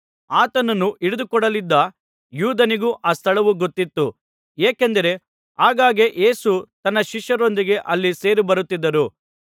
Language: Kannada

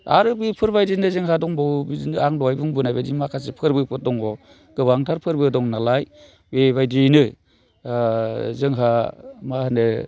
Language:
Bodo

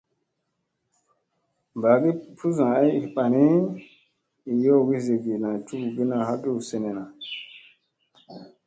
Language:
Musey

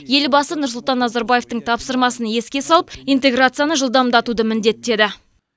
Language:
Kazakh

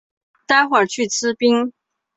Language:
Chinese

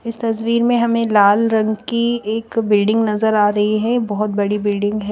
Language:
Hindi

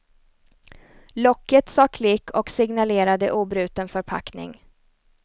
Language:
Swedish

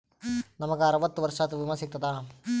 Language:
Kannada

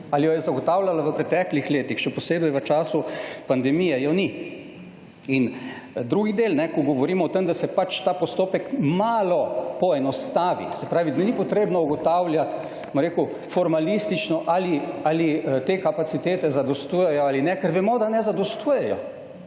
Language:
Slovenian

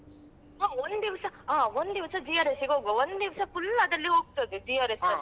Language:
Kannada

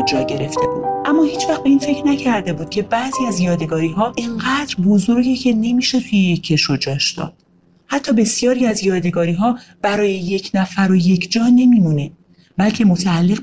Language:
Persian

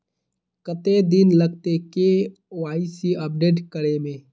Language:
Magahi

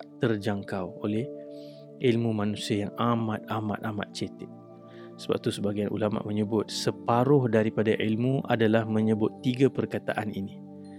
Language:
Malay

